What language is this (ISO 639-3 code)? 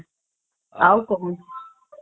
ori